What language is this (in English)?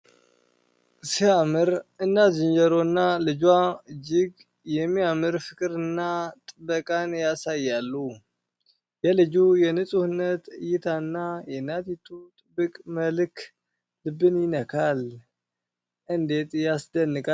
Amharic